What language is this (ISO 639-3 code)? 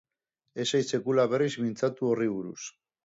eus